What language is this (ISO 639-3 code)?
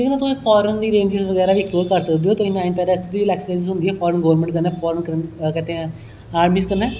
doi